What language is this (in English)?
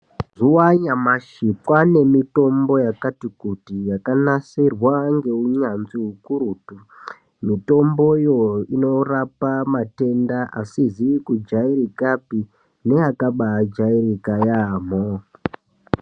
Ndau